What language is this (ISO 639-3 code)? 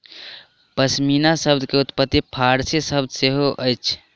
mai